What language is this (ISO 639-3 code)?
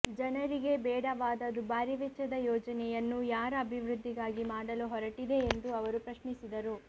kan